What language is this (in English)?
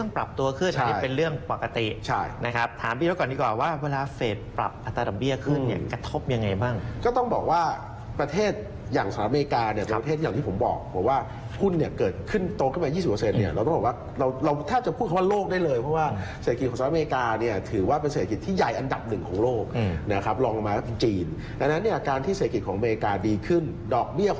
Thai